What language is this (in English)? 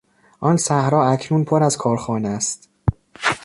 Persian